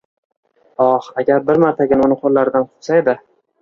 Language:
Uzbek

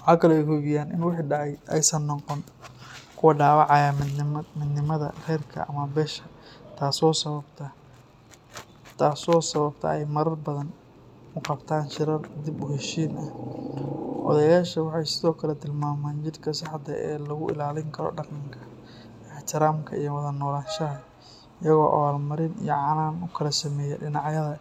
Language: Somali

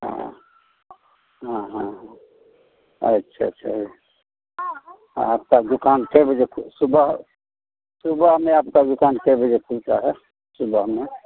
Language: Hindi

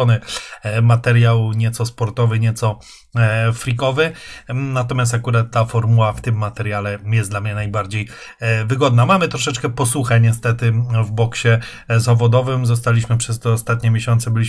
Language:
Polish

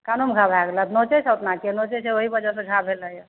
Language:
Maithili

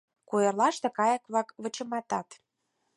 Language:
Mari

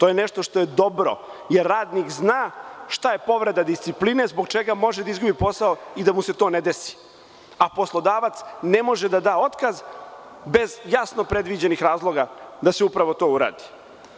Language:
Serbian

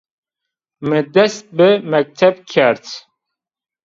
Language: Zaza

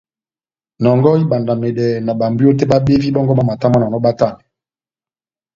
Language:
Batanga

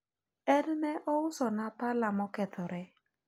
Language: Luo (Kenya and Tanzania)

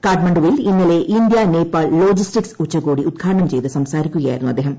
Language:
Malayalam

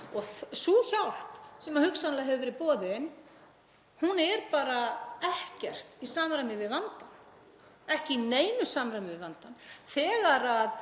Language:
Icelandic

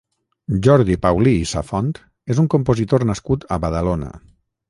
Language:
Catalan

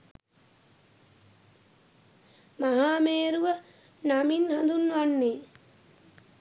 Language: Sinhala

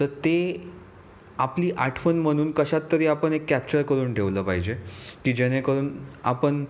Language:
Marathi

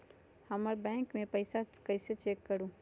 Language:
Magahi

